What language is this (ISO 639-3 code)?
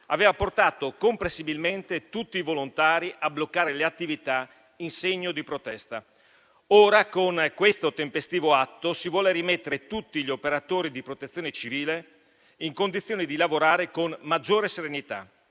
ita